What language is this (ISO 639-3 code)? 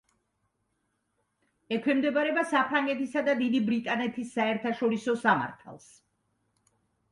kat